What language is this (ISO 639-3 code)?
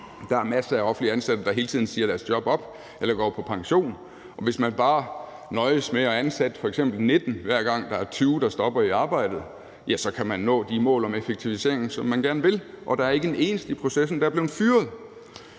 dan